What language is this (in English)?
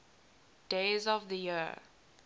English